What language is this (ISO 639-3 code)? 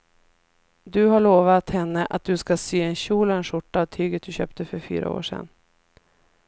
swe